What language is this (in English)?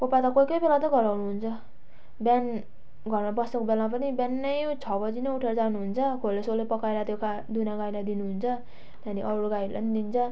Nepali